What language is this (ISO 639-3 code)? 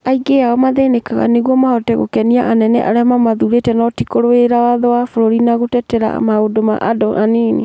kik